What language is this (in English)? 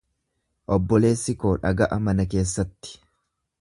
Oromo